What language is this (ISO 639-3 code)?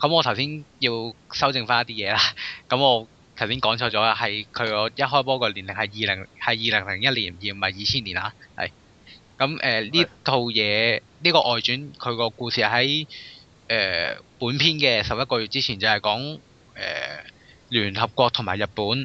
zho